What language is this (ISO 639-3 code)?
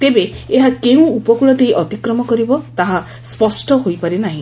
ori